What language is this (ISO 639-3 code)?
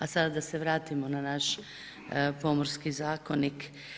hrv